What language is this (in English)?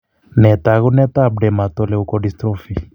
Kalenjin